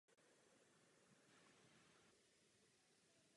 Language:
Czech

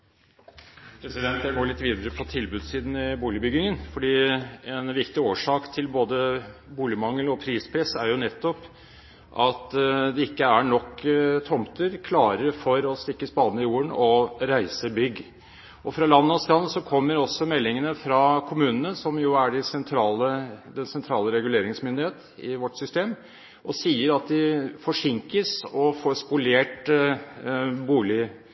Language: Norwegian Bokmål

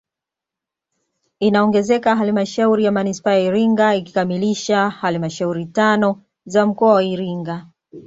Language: Swahili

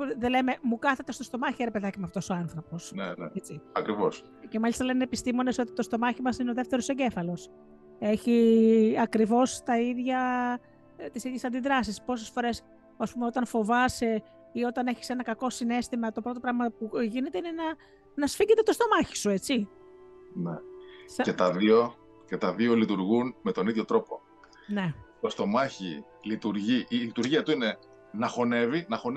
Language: Greek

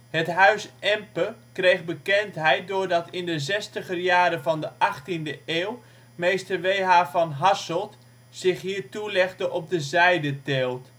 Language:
Dutch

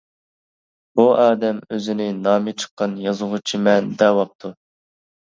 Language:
Uyghur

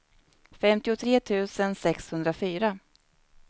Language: Swedish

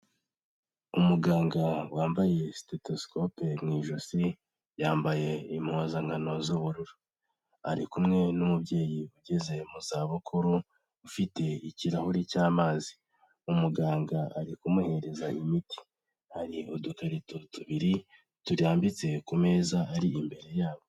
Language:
Kinyarwanda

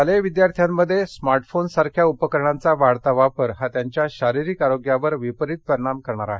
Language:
Marathi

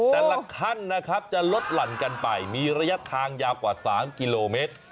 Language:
Thai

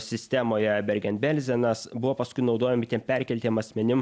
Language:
Lithuanian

